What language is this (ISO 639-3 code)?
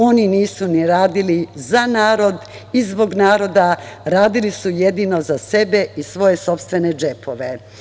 srp